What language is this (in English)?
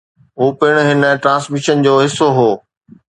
Sindhi